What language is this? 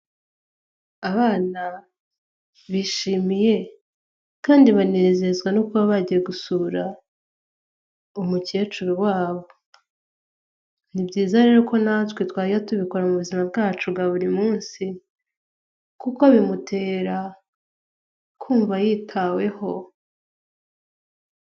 Kinyarwanda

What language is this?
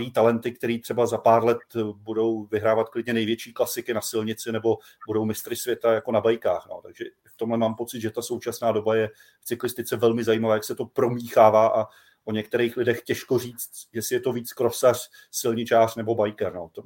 Czech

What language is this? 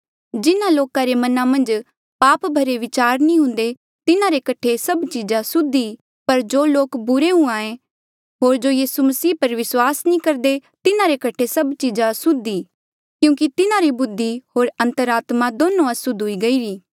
Mandeali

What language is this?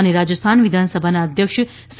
Gujarati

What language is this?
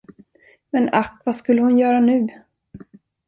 Swedish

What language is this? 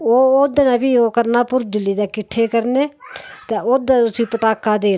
Dogri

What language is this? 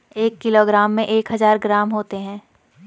Hindi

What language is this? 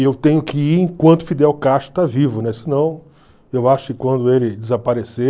Portuguese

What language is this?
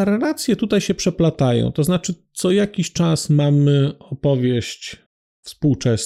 Polish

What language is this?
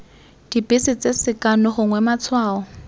Tswana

